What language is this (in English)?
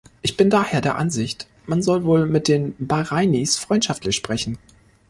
German